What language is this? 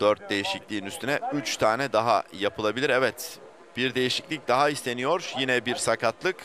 Turkish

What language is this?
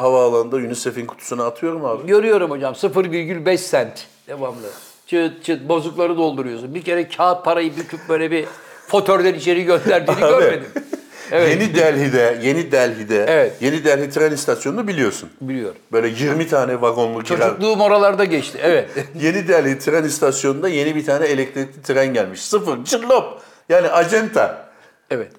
Turkish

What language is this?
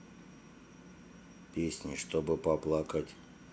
Russian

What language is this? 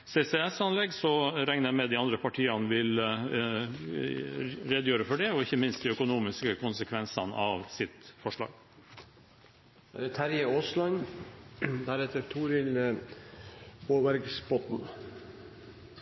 Norwegian Bokmål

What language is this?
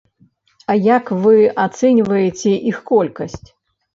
Belarusian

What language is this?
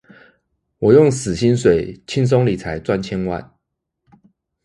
Chinese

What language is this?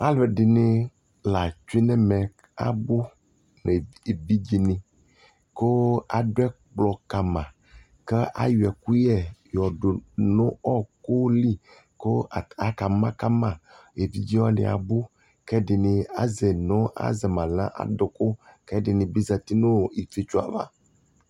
Ikposo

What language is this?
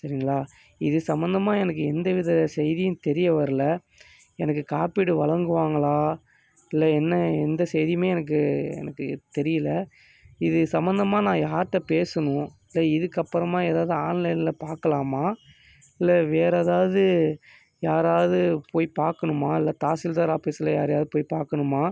Tamil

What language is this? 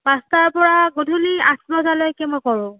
Assamese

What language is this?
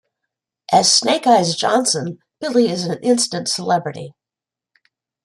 English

